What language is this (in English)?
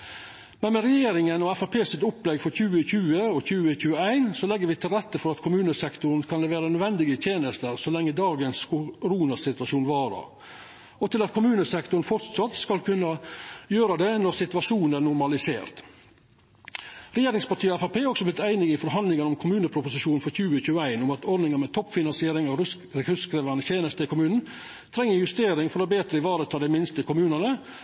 Norwegian Nynorsk